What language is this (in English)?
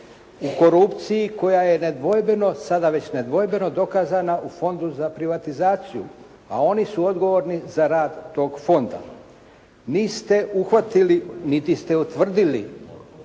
Croatian